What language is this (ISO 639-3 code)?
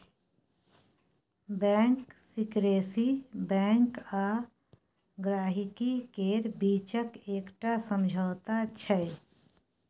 mai